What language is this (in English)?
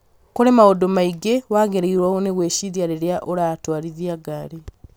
Kikuyu